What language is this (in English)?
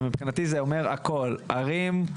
Hebrew